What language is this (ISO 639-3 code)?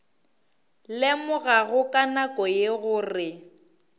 nso